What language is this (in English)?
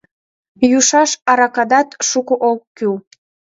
Mari